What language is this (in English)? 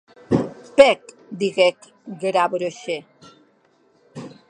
Occitan